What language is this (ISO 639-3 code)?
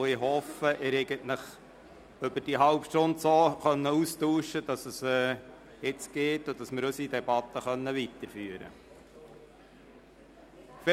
gsw